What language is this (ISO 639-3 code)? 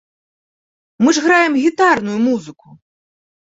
bel